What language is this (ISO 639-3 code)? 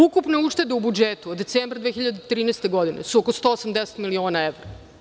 srp